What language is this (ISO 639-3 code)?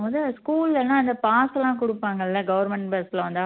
tam